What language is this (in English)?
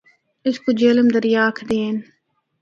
Northern Hindko